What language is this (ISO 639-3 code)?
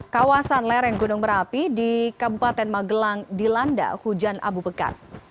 ind